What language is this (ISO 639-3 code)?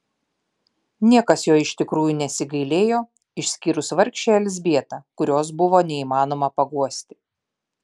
lit